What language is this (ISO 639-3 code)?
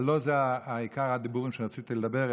heb